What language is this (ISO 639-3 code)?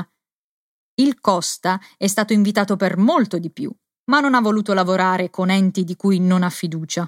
ita